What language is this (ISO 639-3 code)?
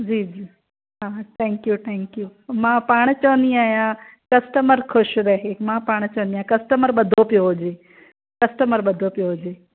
snd